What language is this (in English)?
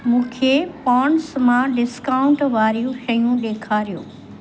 Sindhi